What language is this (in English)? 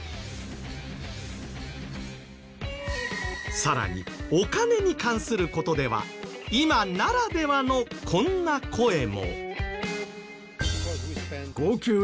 Japanese